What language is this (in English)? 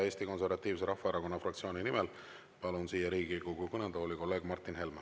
Estonian